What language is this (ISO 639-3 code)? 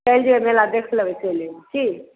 mai